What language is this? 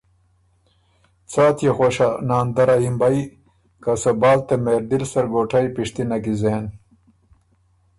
Ormuri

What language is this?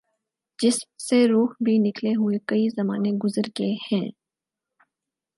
Urdu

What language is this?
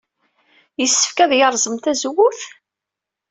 Kabyle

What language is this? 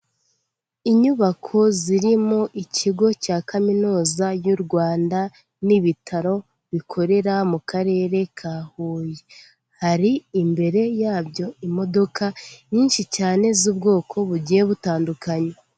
Kinyarwanda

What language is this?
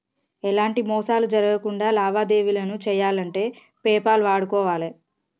Telugu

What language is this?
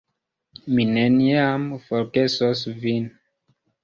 Esperanto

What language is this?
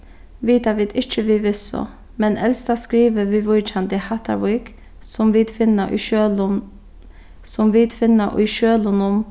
Faroese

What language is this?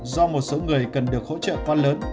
Vietnamese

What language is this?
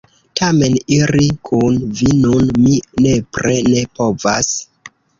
Esperanto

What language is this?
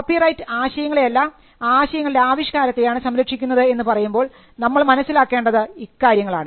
Malayalam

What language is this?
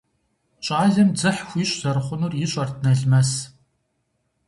Kabardian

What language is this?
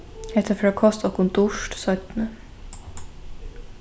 Faroese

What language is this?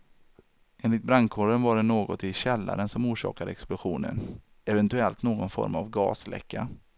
Swedish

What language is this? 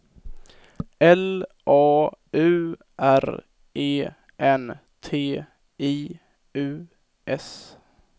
Swedish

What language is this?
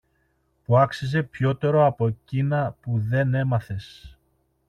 Greek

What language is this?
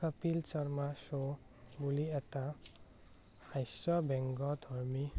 Assamese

